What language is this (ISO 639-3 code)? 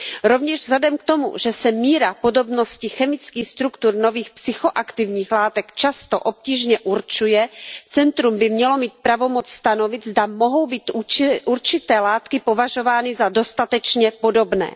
ces